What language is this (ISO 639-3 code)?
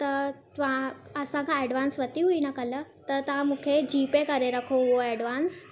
snd